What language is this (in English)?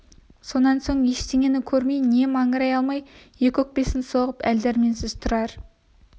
Kazakh